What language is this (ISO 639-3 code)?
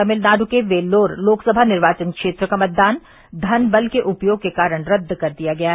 hin